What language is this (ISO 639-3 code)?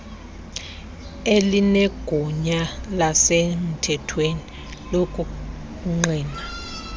xho